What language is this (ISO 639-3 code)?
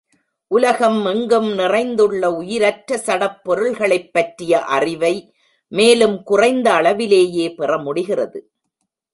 tam